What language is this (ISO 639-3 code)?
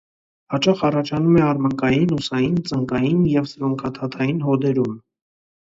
hye